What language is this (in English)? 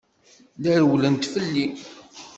Kabyle